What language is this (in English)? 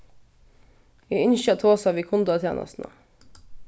Faroese